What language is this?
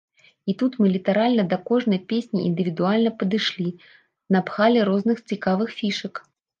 Belarusian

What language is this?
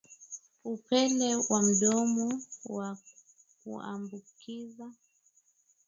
Swahili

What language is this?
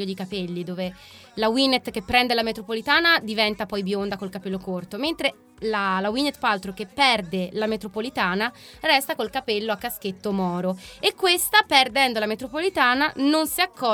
Italian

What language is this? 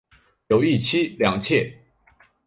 Chinese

